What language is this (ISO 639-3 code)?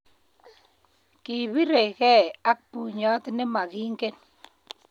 kln